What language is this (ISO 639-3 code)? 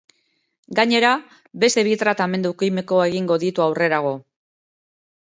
eus